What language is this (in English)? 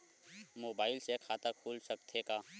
Chhattisgarhi